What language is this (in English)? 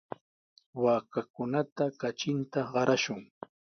Sihuas Ancash Quechua